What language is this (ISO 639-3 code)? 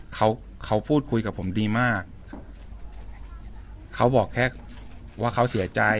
tha